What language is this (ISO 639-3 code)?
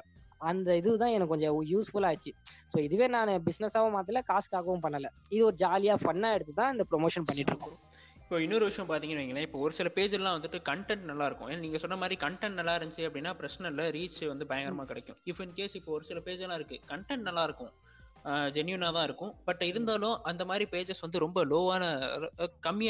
tam